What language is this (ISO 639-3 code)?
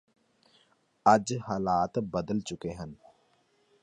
pan